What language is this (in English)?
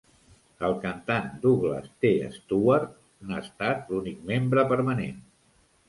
Catalan